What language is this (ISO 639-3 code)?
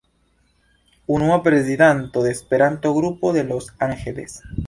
epo